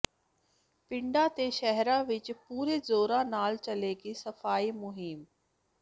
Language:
Punjabi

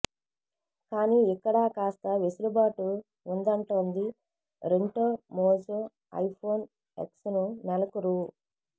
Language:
Telugu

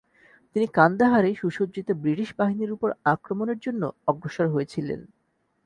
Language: Bangla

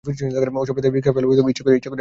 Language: Bangla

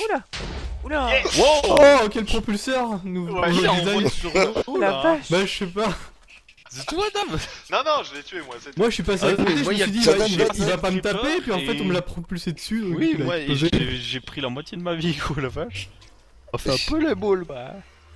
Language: French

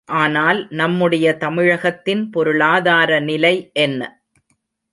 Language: Tamil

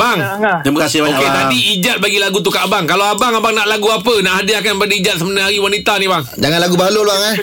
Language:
Malay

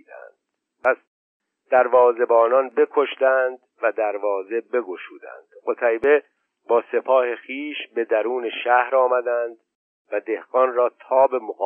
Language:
Persian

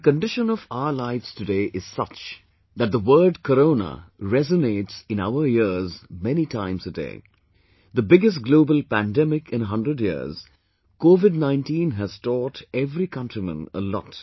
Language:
English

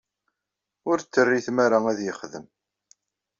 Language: Kabyle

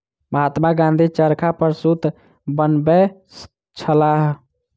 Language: Maithili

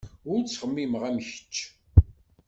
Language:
Kabyle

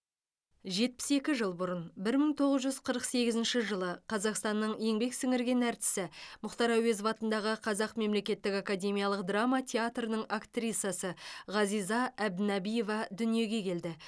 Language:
Kazakh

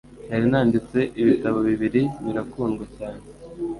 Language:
Kinyarwanda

